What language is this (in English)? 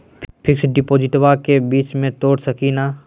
Magahi